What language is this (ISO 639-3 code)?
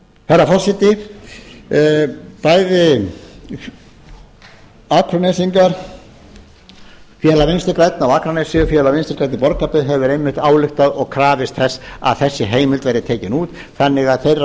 isl